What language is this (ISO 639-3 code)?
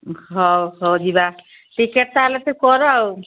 ori